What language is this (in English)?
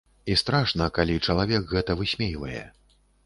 Belarusian